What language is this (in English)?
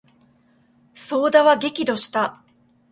Japanese